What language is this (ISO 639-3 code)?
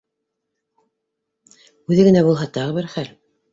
bak